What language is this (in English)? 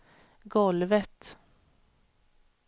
Swedish